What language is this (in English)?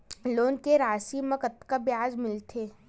Chhattisgarhi